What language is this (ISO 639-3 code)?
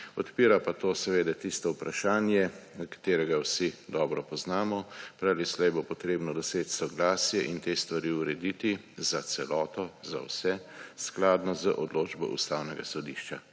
slv